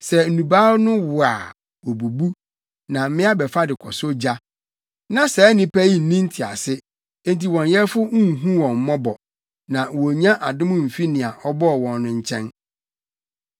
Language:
Akan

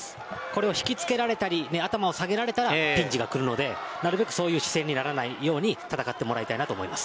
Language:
Japanese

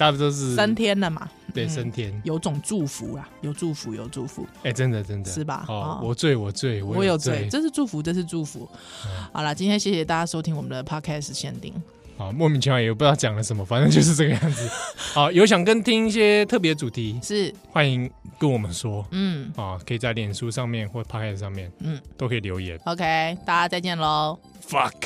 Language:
Chinese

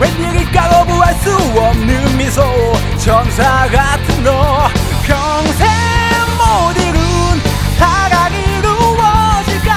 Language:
Korean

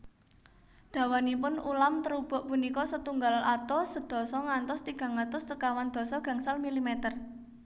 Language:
Javanese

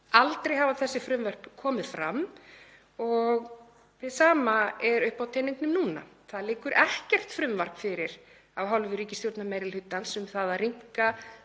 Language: Icelandic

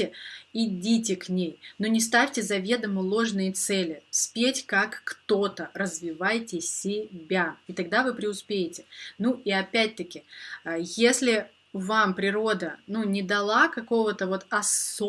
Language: Russian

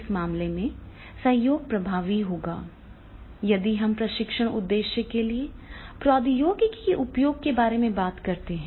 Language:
Hindi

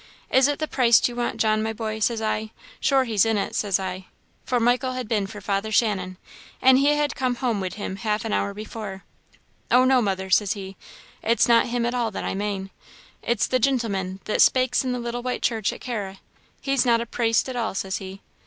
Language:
English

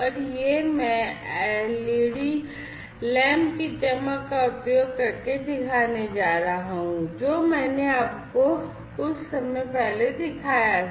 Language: Hindi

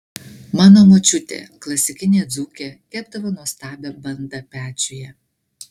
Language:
Lithuanian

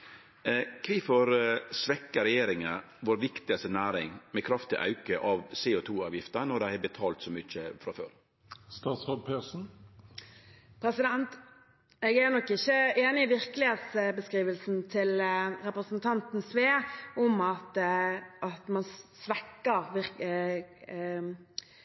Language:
Norwegian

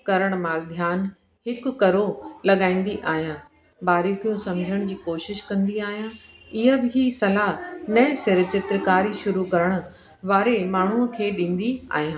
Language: Sindhi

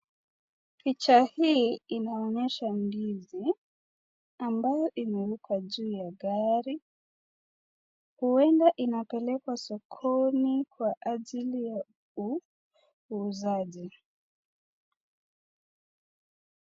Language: Swahili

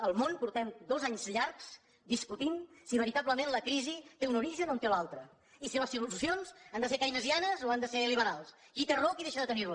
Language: Catalan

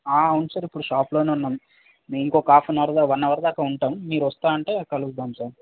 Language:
Telugu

